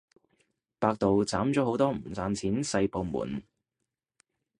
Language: Cantonese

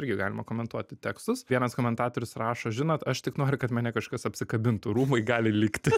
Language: Lithuanian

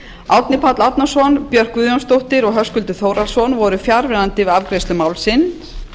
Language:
Icelandic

